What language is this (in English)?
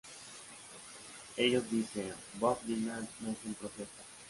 Spanish